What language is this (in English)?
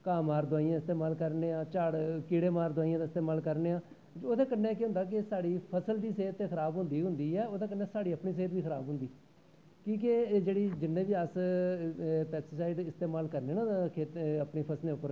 Dogri